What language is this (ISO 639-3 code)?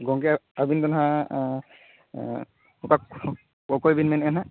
sat